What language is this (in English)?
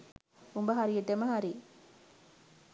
Sinhala